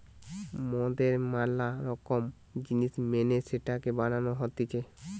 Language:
Bangla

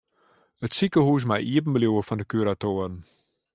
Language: Western Frisian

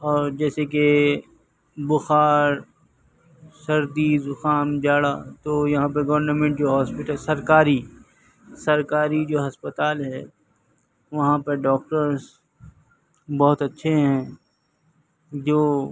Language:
Urdu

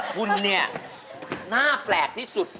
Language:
Thai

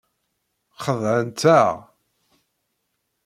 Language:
Kabyle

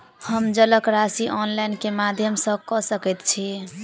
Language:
Maithili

